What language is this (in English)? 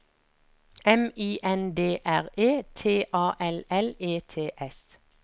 Norwegian